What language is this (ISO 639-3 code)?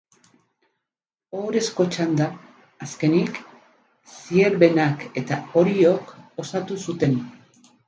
eus